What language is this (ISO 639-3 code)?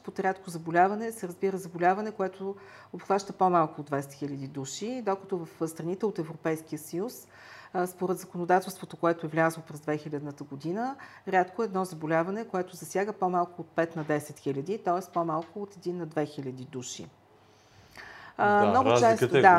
bul